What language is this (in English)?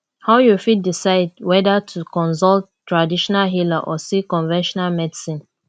Nigerian Pidgin